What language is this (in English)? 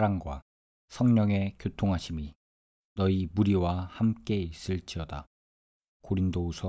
Korean